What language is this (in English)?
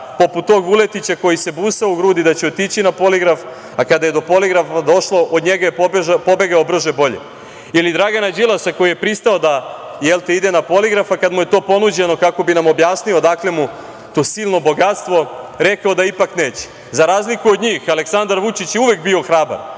Serbian